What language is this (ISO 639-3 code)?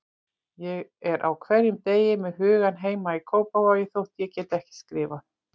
isl